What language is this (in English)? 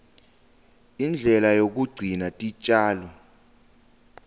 Swati